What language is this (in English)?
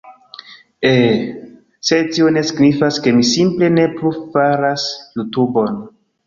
Esperanto